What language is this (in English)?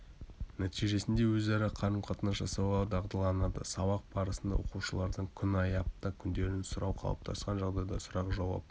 Kazakh